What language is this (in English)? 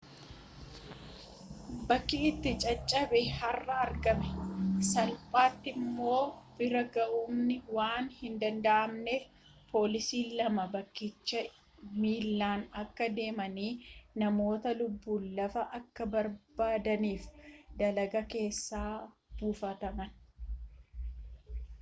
Oromo